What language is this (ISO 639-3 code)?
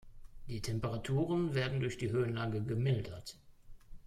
deu